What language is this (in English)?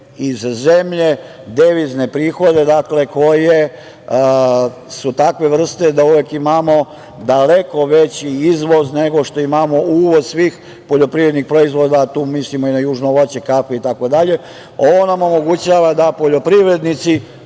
Serbian